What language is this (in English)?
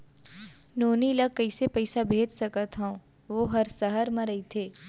Chhattisgarhi